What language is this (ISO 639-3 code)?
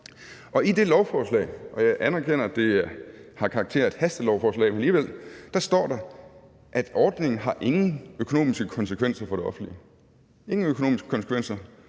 dan